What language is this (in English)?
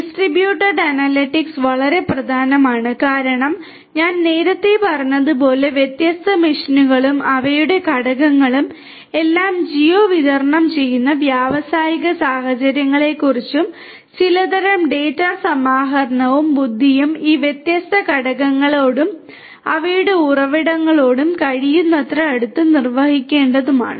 Malayalam